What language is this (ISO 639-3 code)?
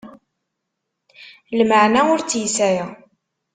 kab